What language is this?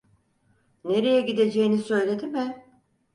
Turkish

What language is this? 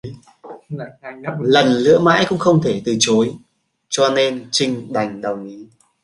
Vietnamese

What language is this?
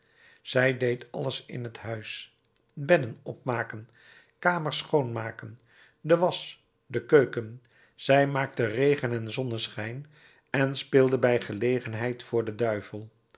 Dutch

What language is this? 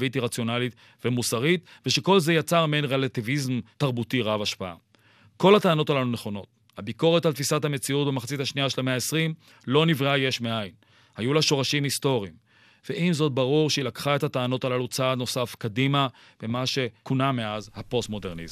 Hebrew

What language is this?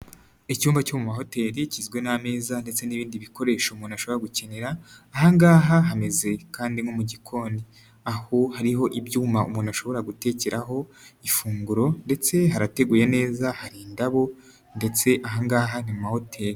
Kinyarwanda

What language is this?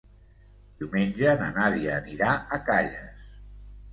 Catalan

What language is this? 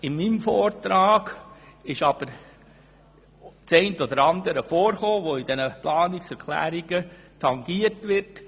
Swiss German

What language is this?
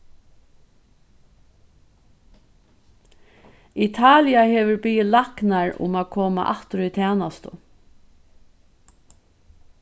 Faroese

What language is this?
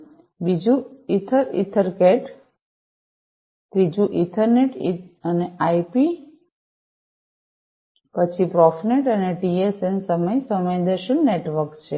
Gujarati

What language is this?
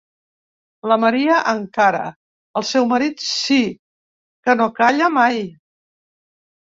Catalan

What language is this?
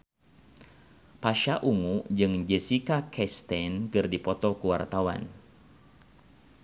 Sundanese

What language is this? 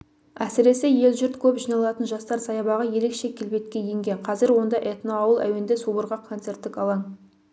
Kazakh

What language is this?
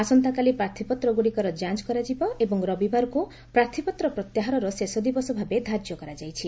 Odia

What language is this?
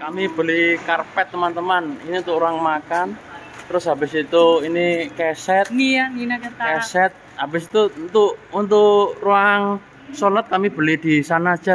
Indonesian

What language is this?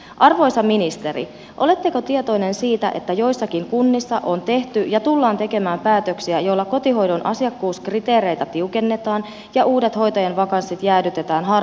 Finnish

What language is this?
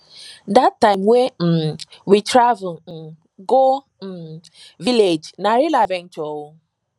Nigerian Pidgin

